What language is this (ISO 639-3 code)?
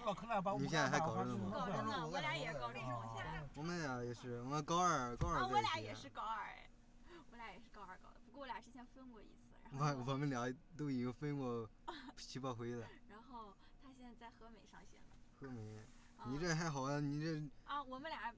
zho